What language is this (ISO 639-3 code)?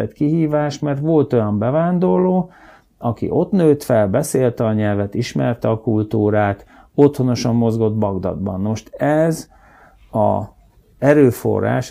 hun